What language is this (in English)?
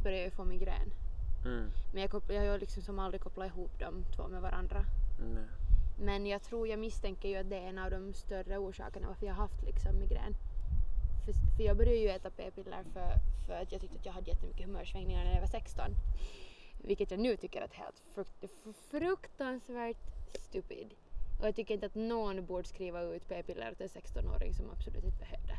Swedish